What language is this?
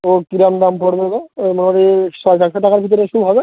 Bangla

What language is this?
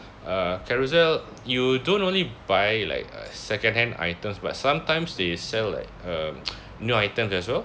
English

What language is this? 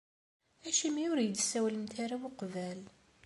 Kabyle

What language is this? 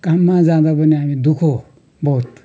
Nepali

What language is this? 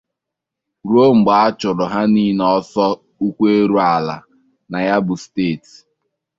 Igbo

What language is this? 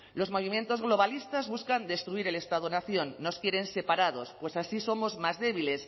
Spanish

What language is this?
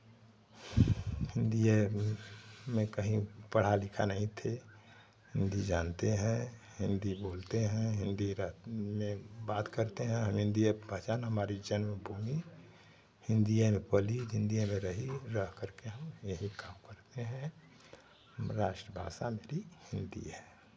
Hindi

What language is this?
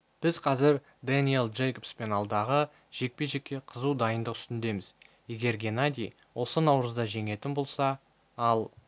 Kazakh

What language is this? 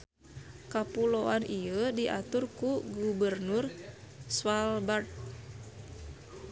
Sundanese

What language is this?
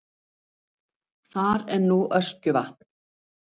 Icelandic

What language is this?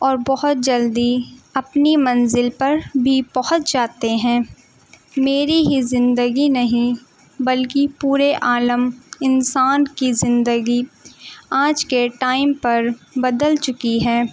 Urdu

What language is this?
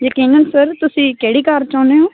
Punjabi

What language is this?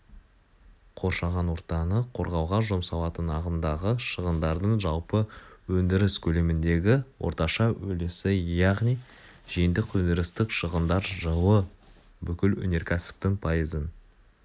Kazakh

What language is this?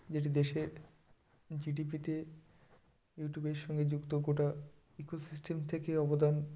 Bangla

